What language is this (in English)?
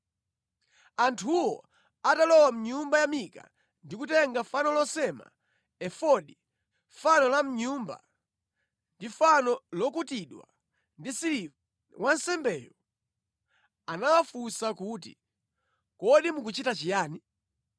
Nyanja